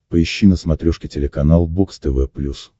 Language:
Russian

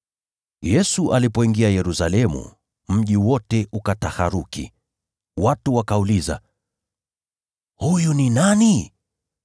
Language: Swahili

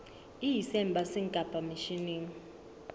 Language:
Southern Sotho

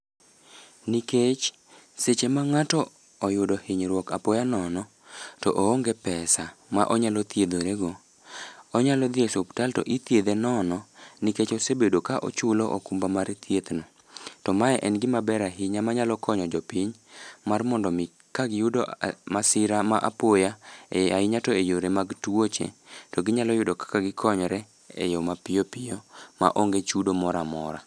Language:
Luo (Kenya and Tanzania)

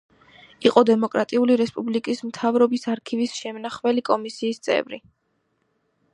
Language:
Georgian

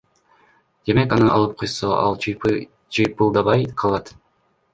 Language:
Kyrgyz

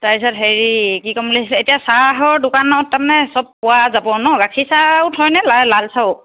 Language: Assamese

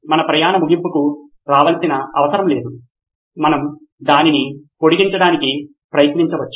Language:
Telugu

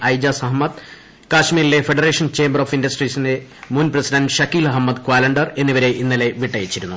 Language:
Malayalam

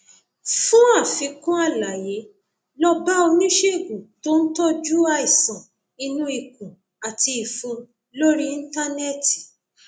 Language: Yoruba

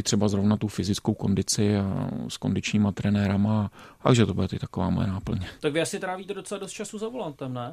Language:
Czech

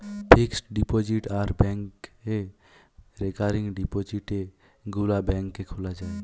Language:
Bangla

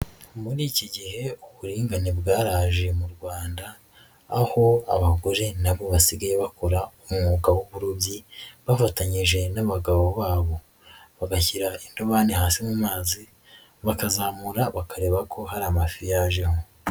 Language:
Kinyarwanda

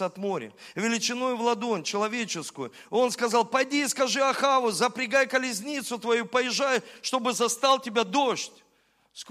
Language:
Russian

